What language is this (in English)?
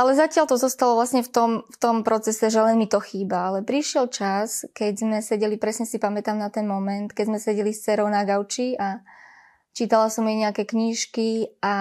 Slovak